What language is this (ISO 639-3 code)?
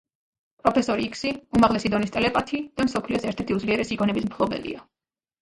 kat